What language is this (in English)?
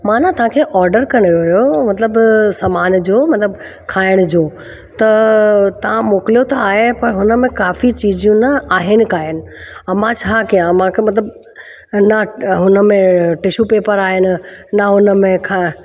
Sindhi